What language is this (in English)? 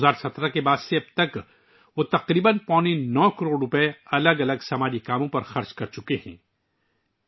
Urdu